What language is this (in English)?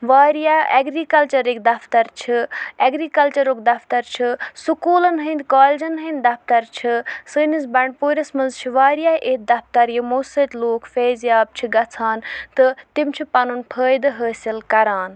Kashmiri